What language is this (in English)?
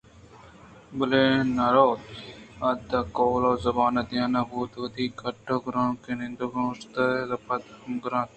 Eastern Balochi